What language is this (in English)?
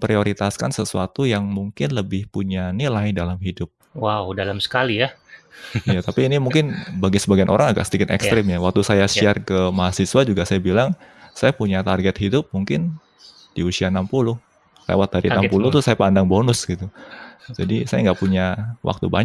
Indonesian